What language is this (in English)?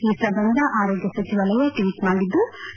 Kannada